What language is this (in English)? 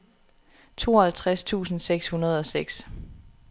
Danish